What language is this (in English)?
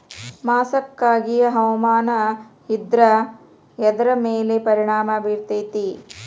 Kannada